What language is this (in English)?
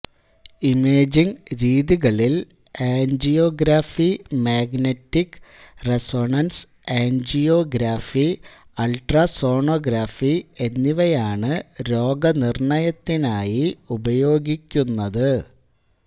Malayalam